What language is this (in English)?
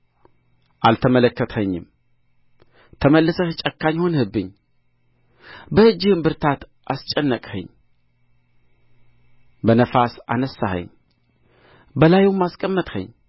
Amharic